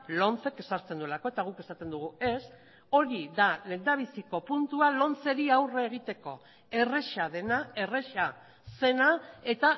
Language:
Basque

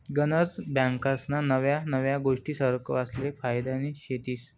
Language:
Marathi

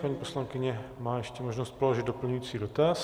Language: Czech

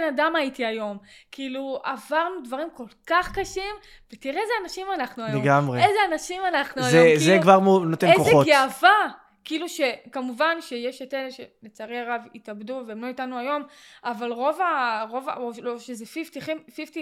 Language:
Hebrew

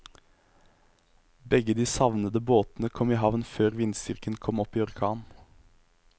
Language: Norwegian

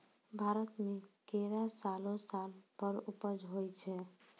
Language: Maithili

